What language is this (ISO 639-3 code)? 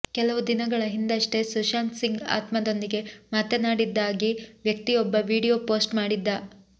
kan